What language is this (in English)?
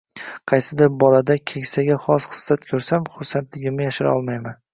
Uzbek